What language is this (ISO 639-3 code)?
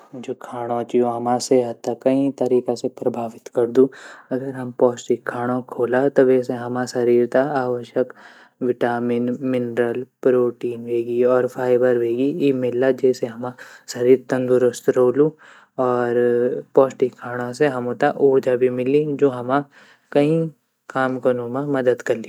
gbm